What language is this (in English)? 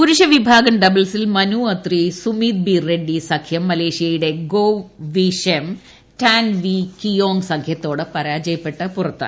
Malayalam